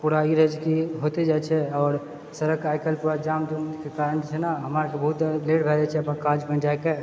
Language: Maithili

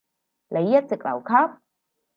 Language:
Cantonese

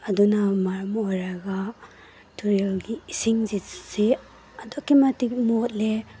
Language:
Manipuri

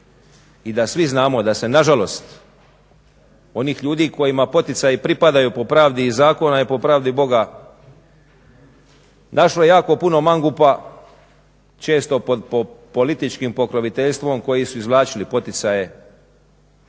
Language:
Croatian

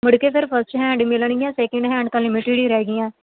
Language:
Punjabi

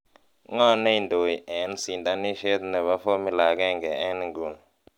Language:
Kalenjin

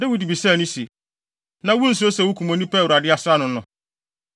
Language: Akan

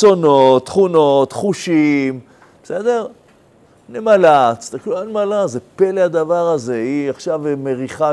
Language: Hebrew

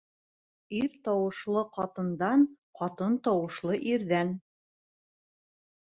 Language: Bashkir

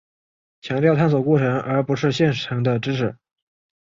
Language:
Chinese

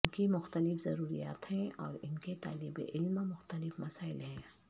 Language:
Urdu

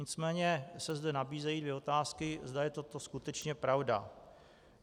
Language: Czech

